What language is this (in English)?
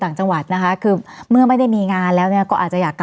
Thai